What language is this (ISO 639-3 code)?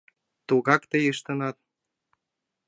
chm